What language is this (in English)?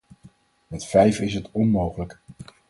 Dutch